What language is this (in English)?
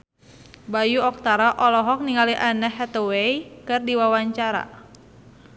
Sundanese